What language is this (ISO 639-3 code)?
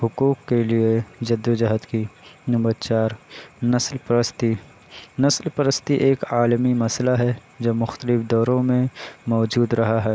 urd